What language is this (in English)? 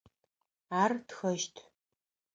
Adyghe